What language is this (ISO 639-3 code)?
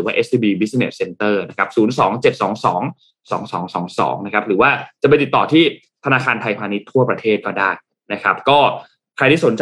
tha